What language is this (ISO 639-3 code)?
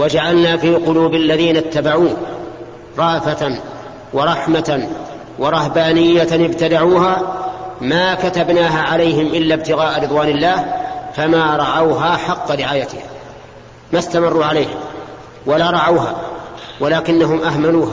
ara